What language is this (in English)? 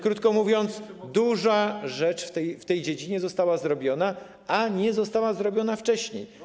Polish